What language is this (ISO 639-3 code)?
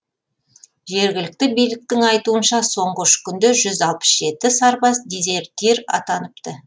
kaz